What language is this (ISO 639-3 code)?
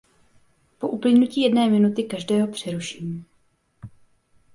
ces